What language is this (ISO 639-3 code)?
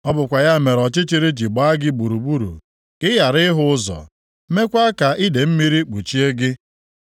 ibo